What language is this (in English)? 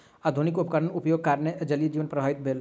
Maithili